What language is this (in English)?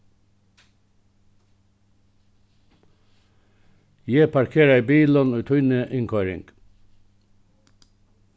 Faroese